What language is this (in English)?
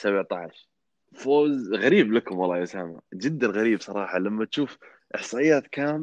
Arabic